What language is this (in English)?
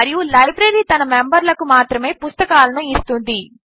Telugu